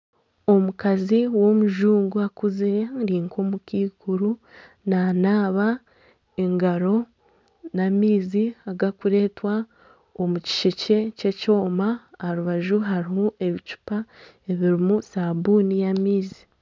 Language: Nyankole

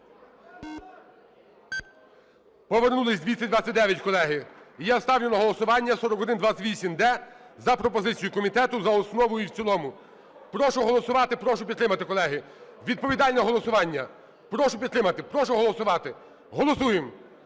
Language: Ukrainian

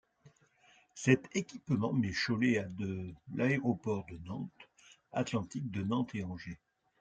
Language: French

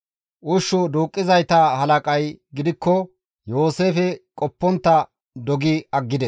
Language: Gamo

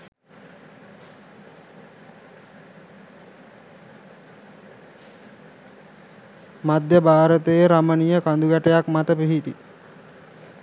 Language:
Sinhala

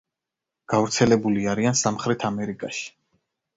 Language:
Georgian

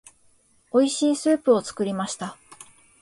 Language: Japanese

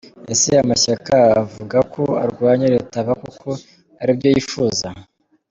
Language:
Kinyarwanda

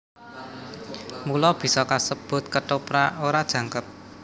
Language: Javanese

